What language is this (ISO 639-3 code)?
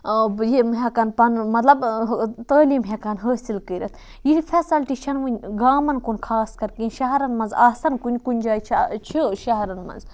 kas